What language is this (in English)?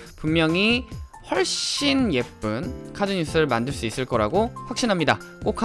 Korean